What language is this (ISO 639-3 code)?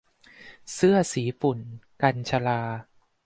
tha